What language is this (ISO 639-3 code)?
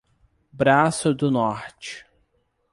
por